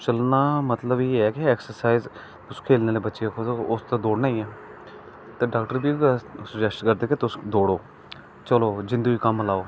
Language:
Dogri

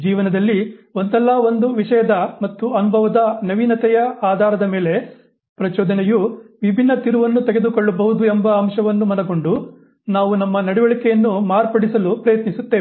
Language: Kannada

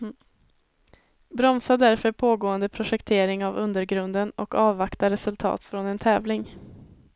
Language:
Swedish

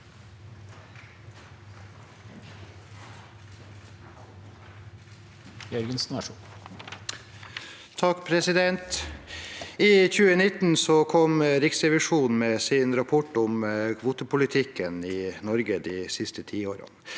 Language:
Norwegian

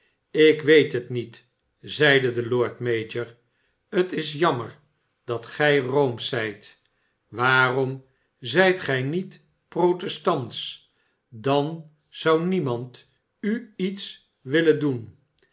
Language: Dutch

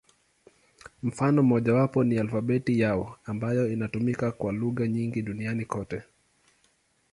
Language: Swahili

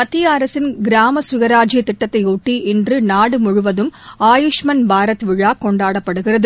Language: Tamil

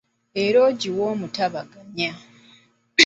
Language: Ganda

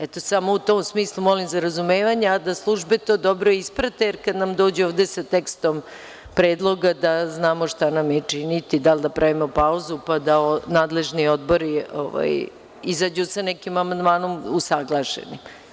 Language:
Serbian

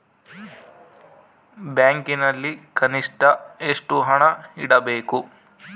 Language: Kannada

